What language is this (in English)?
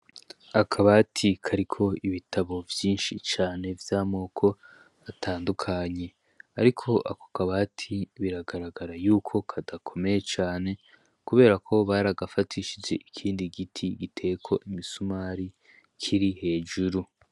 Rundi